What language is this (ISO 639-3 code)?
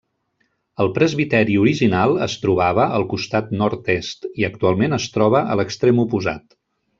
cat